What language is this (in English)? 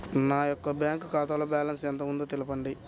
Telugu